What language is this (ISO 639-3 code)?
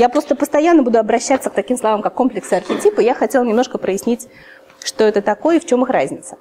rus